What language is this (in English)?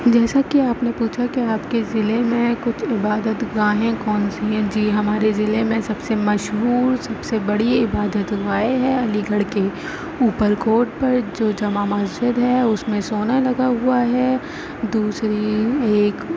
Urdu